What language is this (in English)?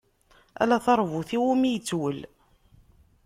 Kabyle